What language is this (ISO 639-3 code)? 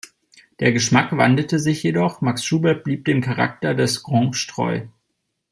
deu